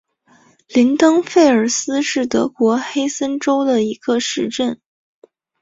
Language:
Chinese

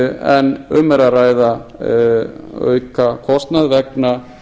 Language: Icelandic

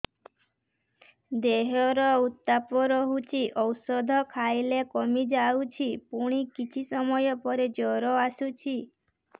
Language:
Odia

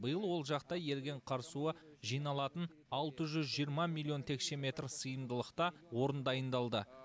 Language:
Kazakh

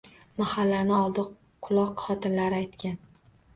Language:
Uzbek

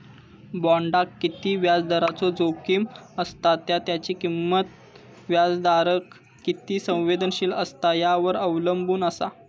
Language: Marathi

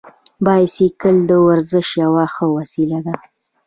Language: Pashto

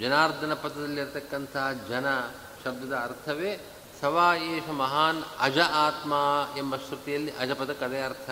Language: Kannada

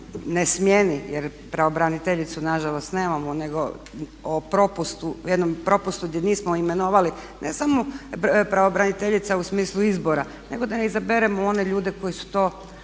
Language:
Croatian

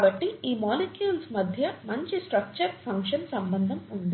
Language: Telugu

